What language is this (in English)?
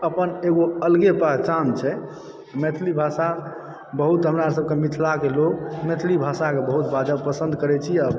Maithili